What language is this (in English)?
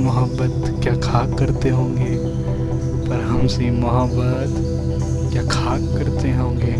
Hindi